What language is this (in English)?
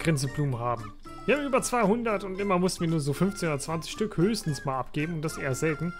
German